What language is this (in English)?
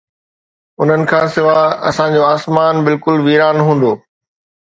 Sindhi